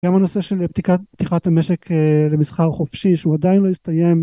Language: Hebrew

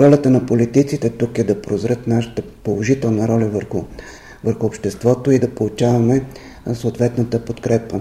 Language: Bulgarian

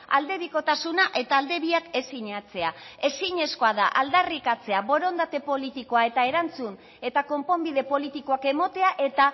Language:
Basque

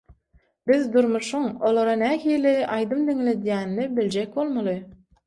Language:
Turkmen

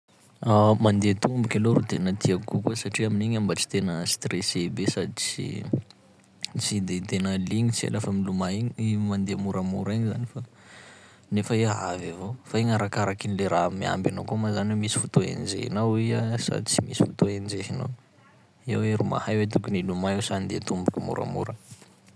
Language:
Sakalava Malagasy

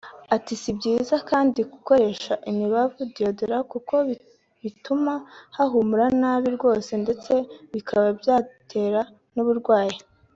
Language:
Kinyarwanda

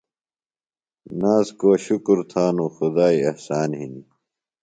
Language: Phalura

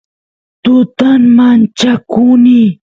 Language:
Santiago del Estero Quichua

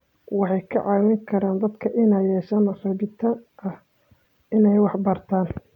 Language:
Somali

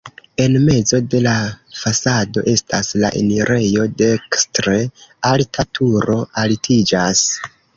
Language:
Esperanto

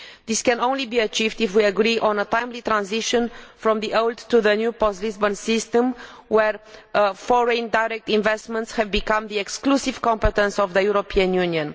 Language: English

